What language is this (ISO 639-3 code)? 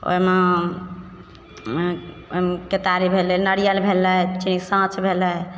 mai